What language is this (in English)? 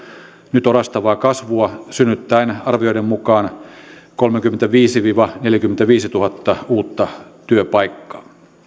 Finnish